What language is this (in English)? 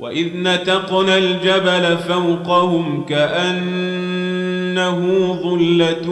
Arabic